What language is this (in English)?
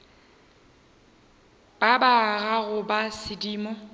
Northern Sotho